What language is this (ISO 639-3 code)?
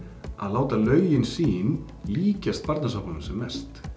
isl